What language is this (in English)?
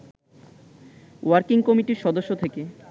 Bangla